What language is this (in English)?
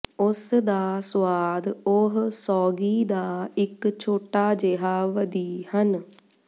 Punjabi